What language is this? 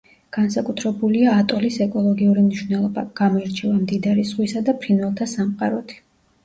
Georgian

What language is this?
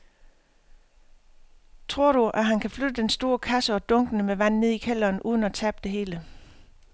Danish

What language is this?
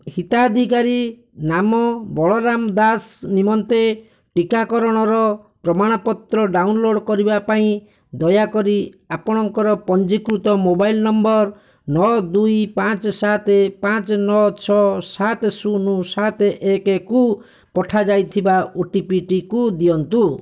Odia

